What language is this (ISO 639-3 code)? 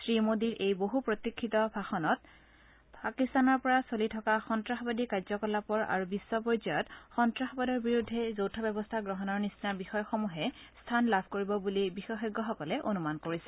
asm